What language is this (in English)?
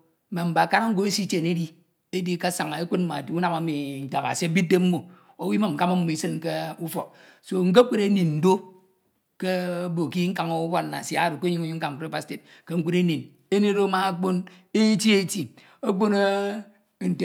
Ito